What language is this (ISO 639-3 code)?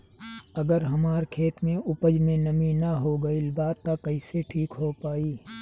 bho